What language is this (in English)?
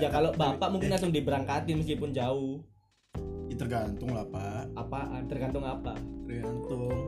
Indonesian